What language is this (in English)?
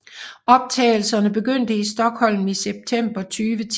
Danish